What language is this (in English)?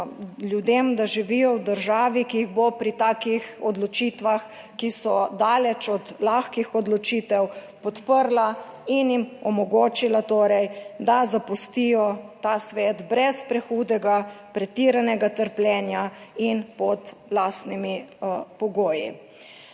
Slovenian